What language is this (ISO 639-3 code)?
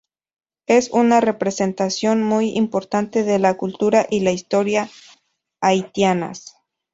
spa